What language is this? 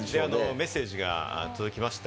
Japanese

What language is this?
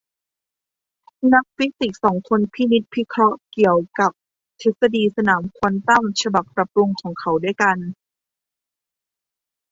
Thai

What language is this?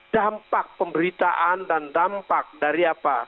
Indonesian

